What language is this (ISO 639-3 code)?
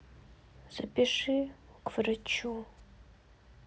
rus